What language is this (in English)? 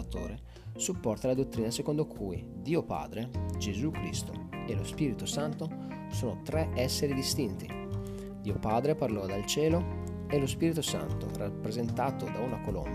Italian